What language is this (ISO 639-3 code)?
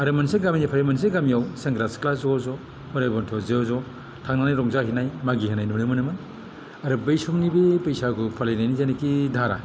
brx